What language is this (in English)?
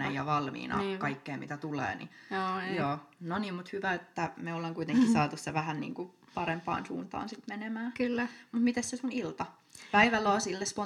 Finnish